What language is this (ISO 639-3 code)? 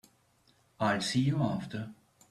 eng